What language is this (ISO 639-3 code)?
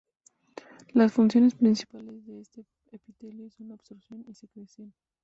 spa